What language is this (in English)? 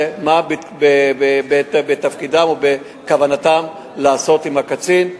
Hebrew